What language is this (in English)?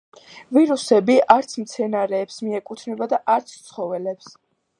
Georgian